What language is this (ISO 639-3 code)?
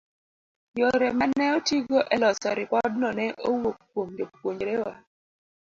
luo